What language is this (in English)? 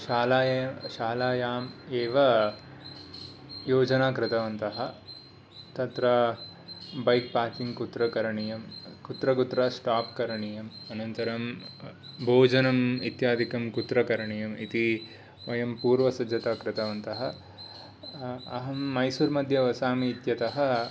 Sanskrit